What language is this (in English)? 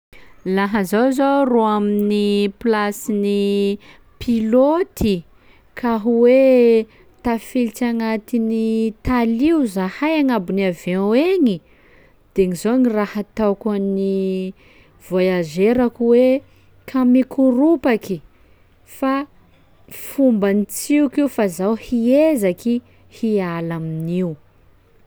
Sakalava Malagasy